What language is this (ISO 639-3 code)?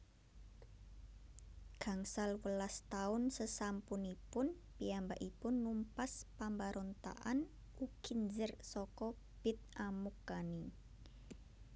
jav